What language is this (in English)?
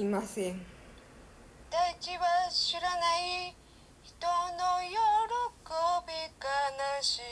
Japanese